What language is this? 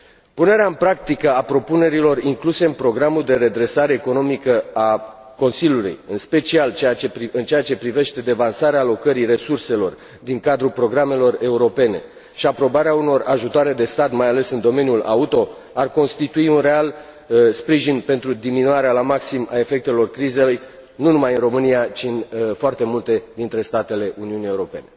Romanian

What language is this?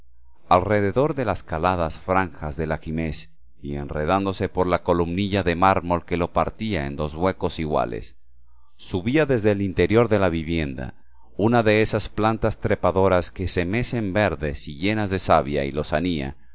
Spanish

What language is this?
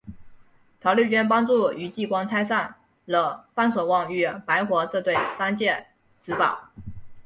Chinese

